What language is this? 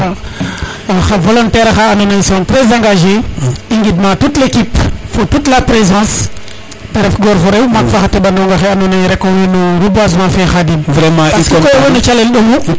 Serer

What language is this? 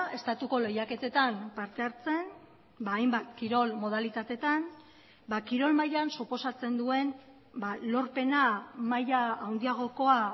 Basque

